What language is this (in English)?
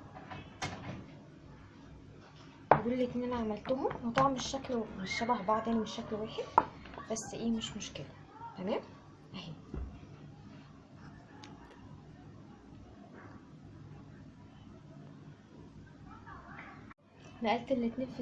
Arabic